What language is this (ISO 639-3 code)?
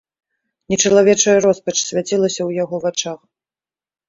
bel